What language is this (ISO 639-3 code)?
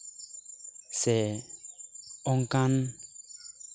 sat